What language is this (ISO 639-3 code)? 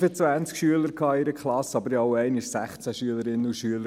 gsw